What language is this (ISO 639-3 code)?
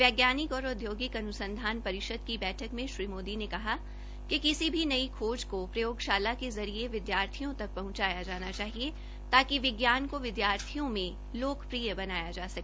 hin